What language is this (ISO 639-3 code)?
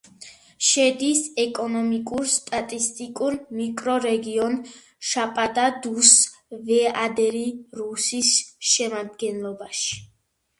kat